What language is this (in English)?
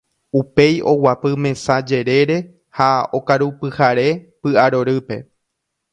Guarani